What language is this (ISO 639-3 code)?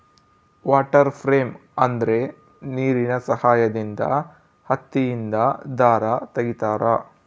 kan